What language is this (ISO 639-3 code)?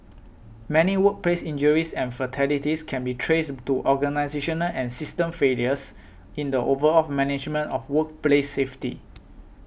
eng